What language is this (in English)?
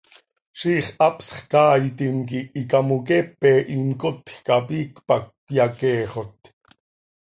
Seri